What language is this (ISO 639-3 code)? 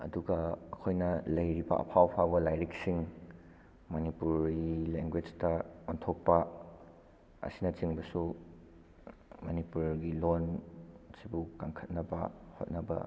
mni